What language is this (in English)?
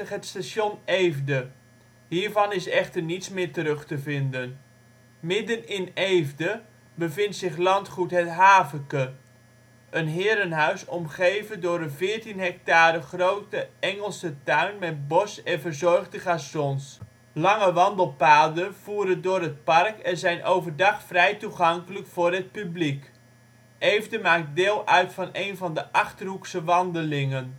Dutch